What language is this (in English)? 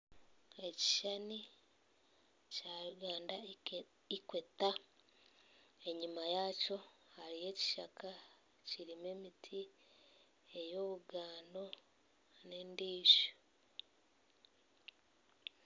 Nyankole